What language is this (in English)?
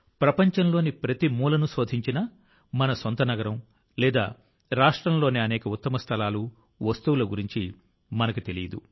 Telugu